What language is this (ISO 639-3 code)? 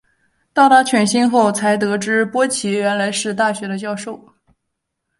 zho